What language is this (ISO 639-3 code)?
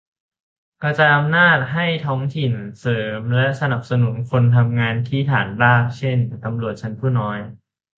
tha